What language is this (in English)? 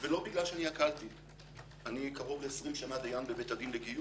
Hebrew